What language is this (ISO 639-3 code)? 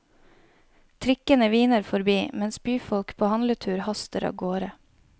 nor